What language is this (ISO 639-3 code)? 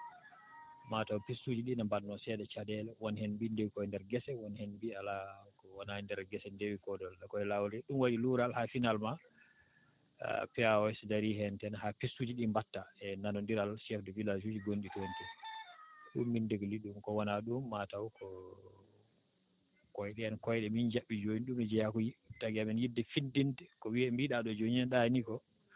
ful